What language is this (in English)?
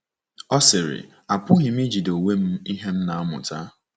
Igbo